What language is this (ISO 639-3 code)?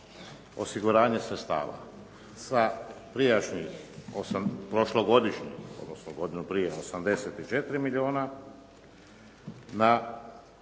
hrv